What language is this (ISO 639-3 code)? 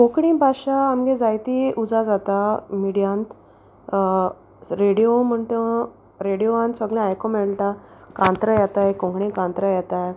kok